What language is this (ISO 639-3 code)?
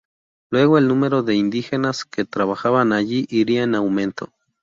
spa